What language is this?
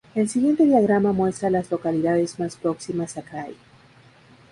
Spanish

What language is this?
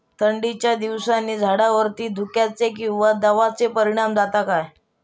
Marathi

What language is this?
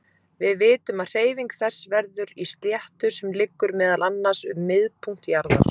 Icelandic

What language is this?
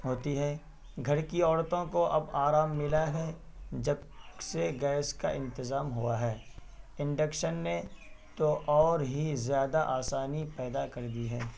Urdu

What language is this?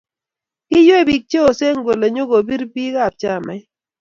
Kalenjin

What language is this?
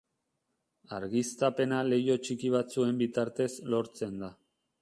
Basque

